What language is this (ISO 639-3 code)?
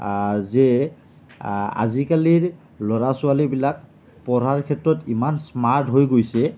asm